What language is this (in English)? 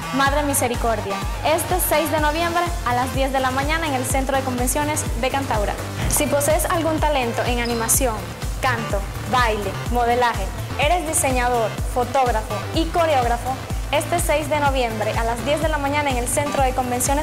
Spanish